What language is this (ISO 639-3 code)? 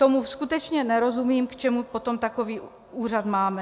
ces